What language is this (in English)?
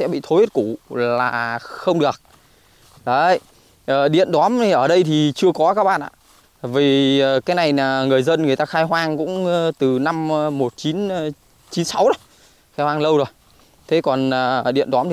Vietnamese